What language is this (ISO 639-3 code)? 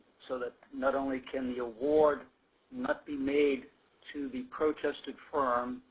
eng